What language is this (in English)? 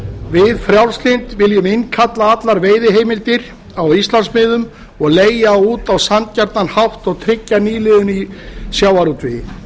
Icelandic